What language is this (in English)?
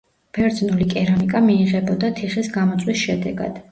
Georgian